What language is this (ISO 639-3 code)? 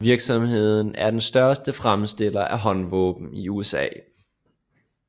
dan